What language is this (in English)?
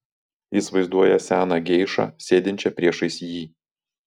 Lithuanian